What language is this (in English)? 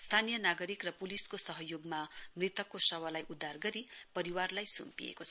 Nepali